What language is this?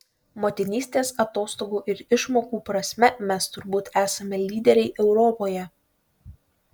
Lithuanian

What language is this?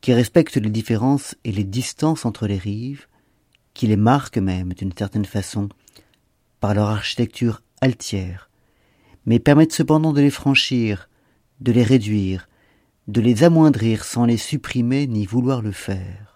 French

